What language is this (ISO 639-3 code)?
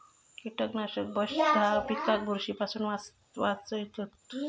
mar